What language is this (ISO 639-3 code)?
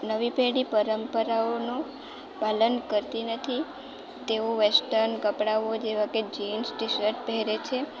guj